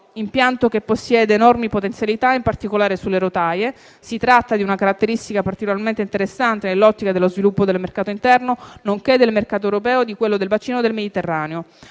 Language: Italian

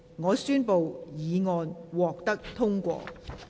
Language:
Cantonese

